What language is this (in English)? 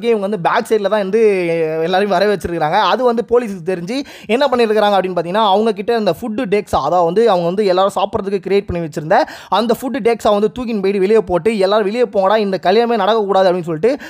Tamil